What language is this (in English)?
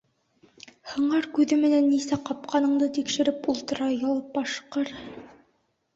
Bashkir